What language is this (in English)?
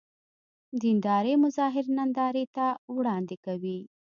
Pashto